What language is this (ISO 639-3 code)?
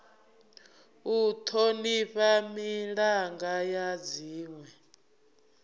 ven